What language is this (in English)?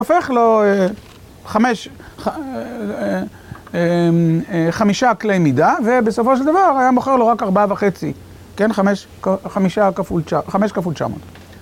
Hebrew